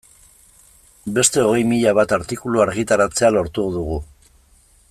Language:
Basque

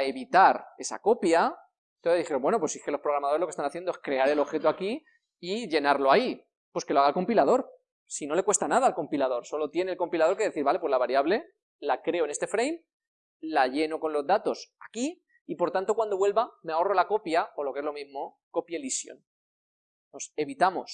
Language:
Spanish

